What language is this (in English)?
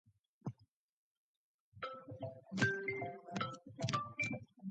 English